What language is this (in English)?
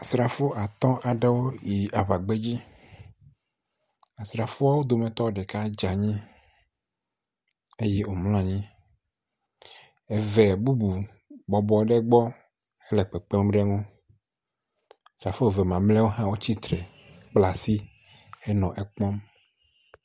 Ewe